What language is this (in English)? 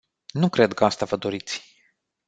Romanian